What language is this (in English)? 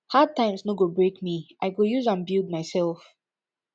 Nigerian Pidgin